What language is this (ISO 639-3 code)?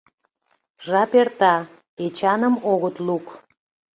chm